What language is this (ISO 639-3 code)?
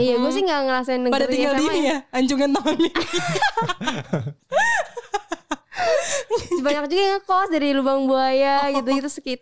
ind